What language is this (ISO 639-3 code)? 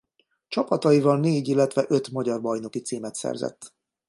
hun